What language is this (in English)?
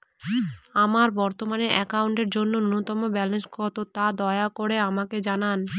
Bangla